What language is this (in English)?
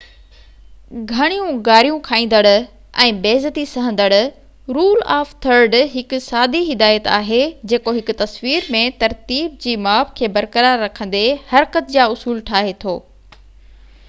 Sindhi